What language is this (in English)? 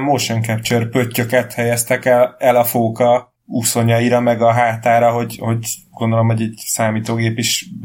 Hungarian